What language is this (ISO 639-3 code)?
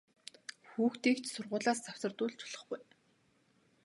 mon